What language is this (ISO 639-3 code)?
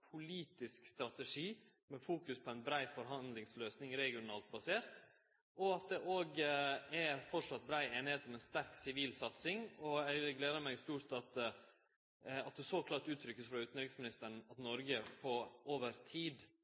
nno